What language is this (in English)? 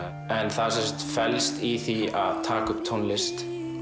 Icelandic